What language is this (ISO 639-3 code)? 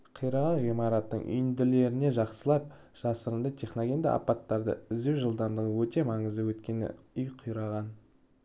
kaz